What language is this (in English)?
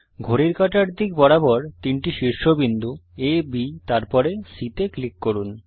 Bangla